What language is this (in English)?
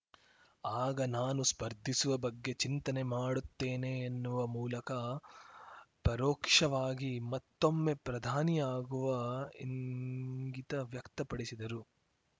Kannada